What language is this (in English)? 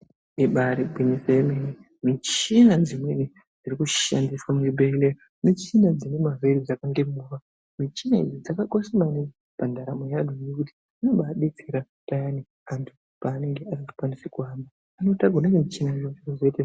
Ndau